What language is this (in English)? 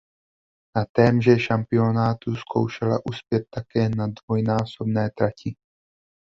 Czech